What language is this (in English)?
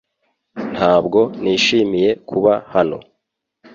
Kinyarwanda